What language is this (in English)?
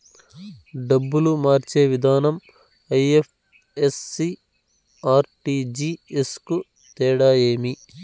Telugu